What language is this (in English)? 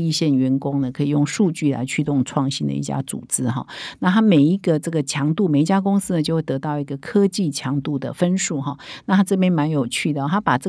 Chinese